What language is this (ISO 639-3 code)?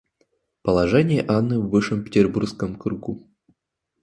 rus